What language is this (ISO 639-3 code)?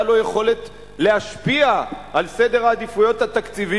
heb